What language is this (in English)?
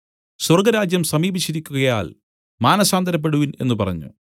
Malayalam